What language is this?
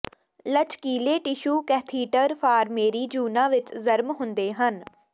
Punjabi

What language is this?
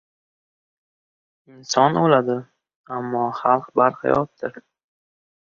Uzbek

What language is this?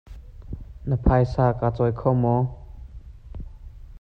Hakha Chin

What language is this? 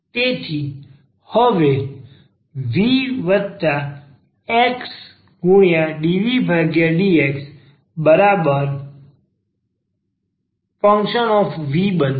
Gujarati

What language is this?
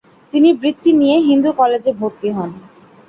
Bangla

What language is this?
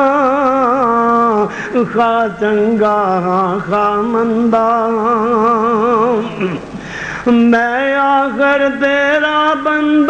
Hindi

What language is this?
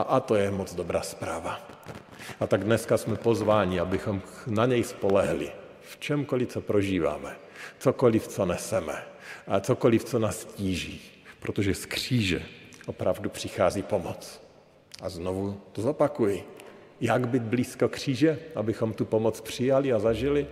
Czech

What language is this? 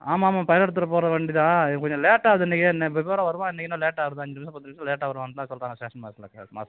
Tamil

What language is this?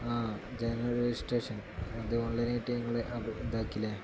Malayalam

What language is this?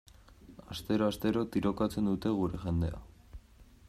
Basque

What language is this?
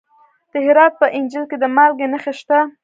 Pashto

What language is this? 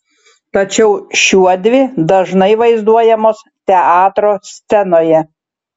Lithuanian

